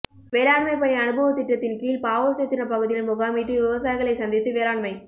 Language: Tamil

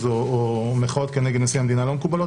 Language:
Hebrew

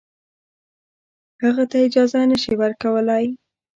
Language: Pashto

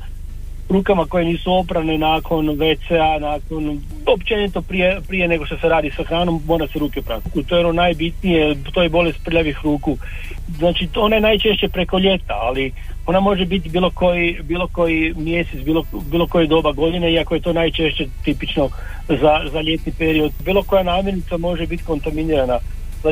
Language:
Croatian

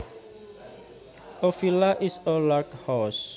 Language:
Javanese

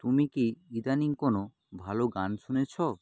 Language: Bangla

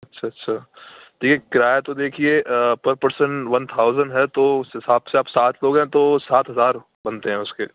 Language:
Urdu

